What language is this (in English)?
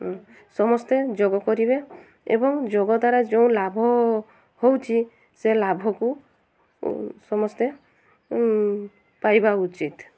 Odia